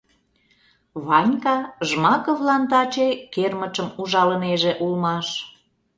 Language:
Mari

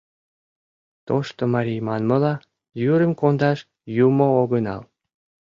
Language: Mari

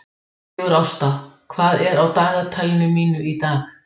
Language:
Icelandic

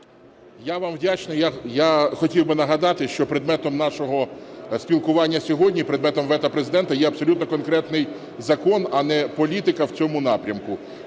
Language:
Ukrainian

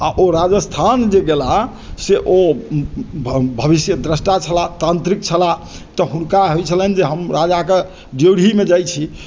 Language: Maithili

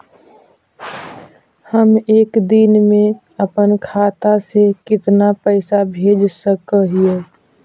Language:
Magahi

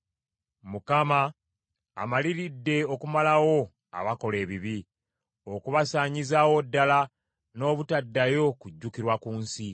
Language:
Ganda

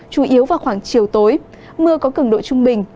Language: Vietnamese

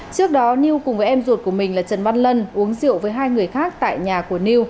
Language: Vietnamese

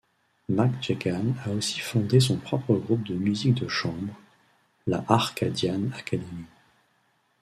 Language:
French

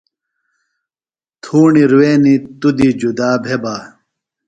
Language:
Phalura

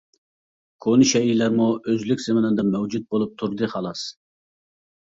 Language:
Uyghur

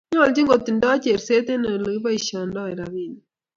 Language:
Kalenjin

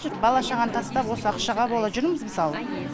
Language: Kazakh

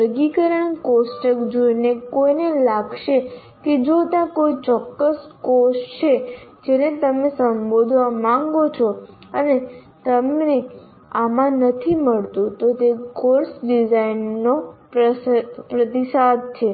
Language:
Gujarati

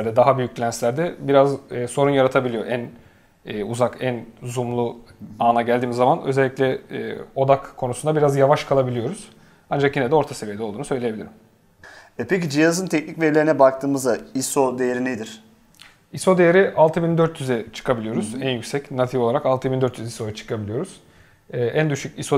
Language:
Turkish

